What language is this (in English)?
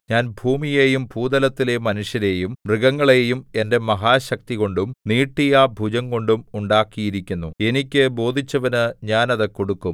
Malayalam